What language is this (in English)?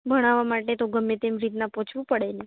Gujarati